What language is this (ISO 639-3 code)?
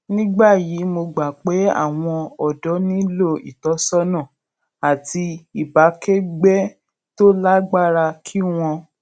yor